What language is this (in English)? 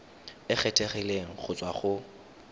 Tswana